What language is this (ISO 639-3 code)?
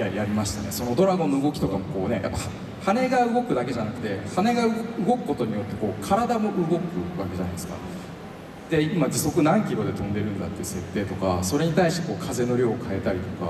jpn